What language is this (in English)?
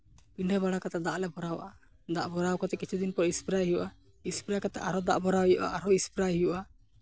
Santali